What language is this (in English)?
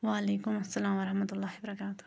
Kashmiri